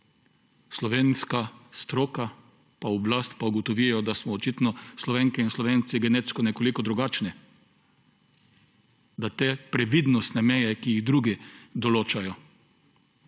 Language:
Slovenian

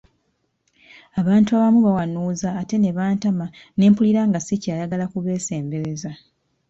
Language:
Ganda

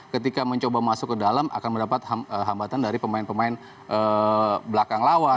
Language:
Indonesian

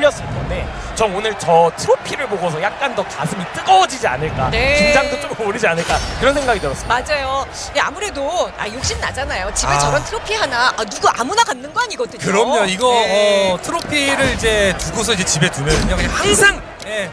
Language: Korean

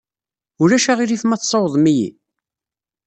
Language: Kabyle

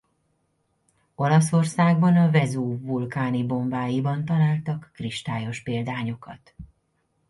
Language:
Hungarian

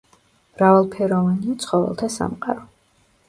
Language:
Georgian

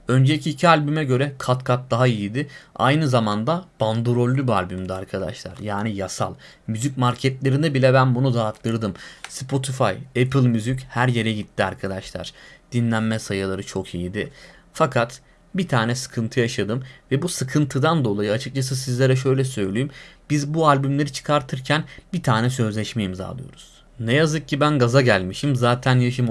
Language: Turkish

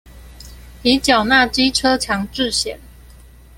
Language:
Chinese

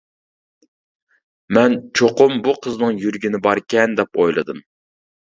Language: Uyghur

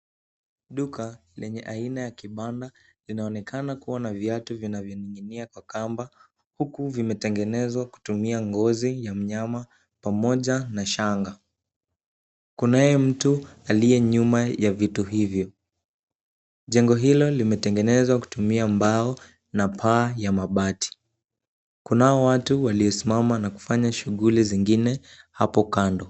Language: Swahili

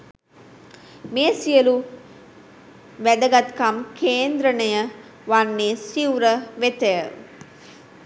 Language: Sinhala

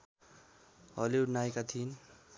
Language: Nepali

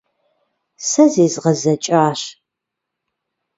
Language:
Kabardian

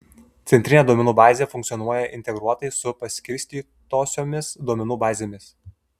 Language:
Lithuanian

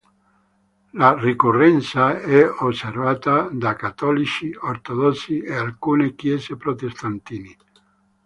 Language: Italian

